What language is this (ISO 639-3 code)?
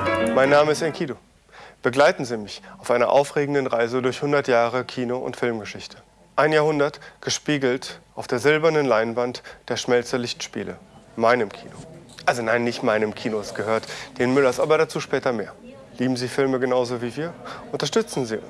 deu